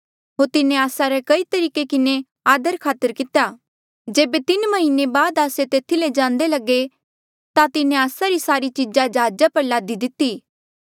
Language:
Mandeali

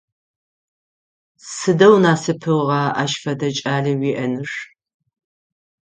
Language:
Adyghe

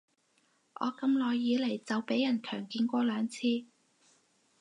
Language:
Cantonese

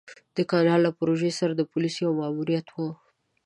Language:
Pashto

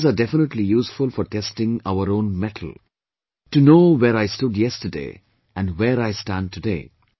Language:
English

